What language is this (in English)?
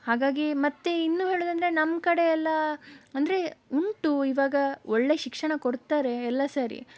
Kannada